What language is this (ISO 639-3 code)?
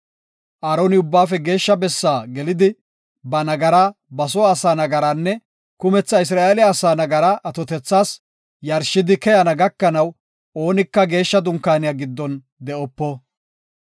gof